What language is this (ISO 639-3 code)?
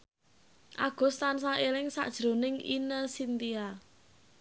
jav